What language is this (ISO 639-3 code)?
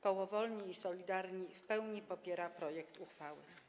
pol